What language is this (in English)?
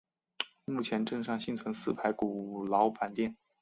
Chinese